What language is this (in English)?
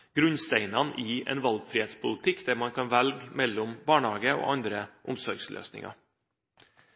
Norwegian Bokmål